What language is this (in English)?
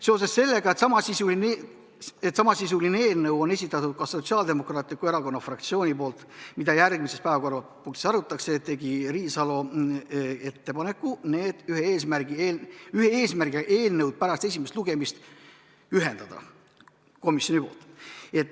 Estonian